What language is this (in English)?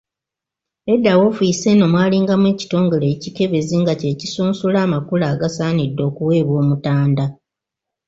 Ganda